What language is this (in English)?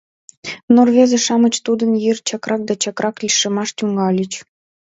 Mari